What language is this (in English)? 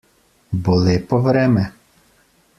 Slovenian